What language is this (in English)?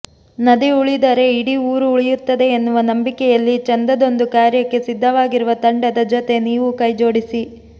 Kannada